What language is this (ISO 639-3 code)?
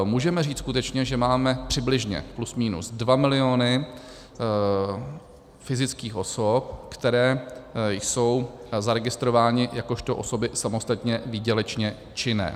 ces